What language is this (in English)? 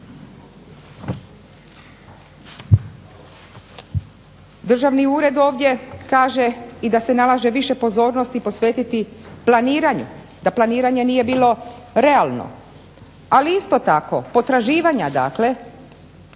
Croatian